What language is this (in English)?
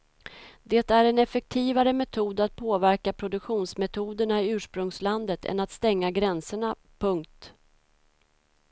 Swedish